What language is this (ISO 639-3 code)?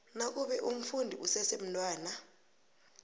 nbl